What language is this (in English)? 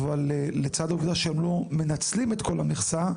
Hebrew